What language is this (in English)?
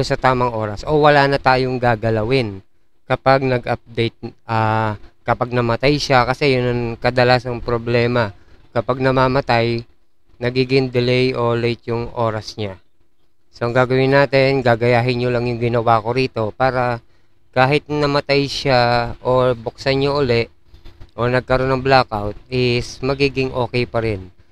Filipino